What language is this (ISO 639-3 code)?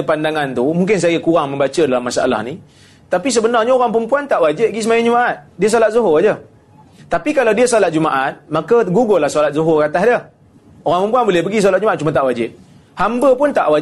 msa